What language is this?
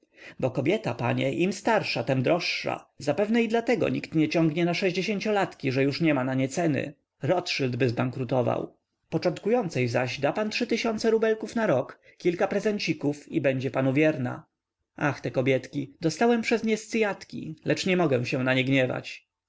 Polish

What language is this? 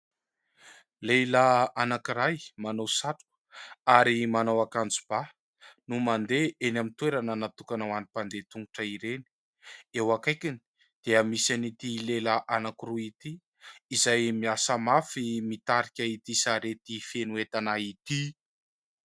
Malagasy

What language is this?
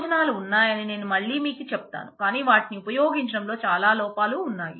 Telugu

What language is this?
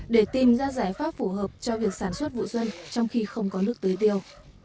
Vietnamese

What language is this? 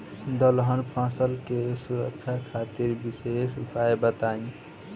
Bhojpuri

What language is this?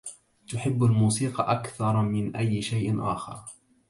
Arabic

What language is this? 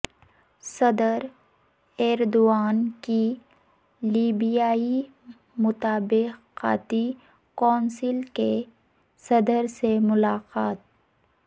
Urdu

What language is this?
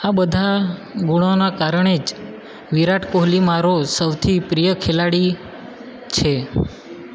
Gujarati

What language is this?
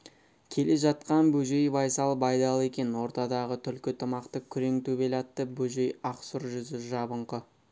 Kazakh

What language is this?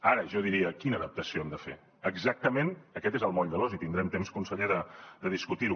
Catalan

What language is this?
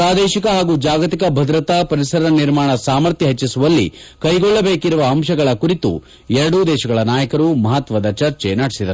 Kannada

